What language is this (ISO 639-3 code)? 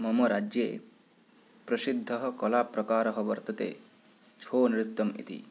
san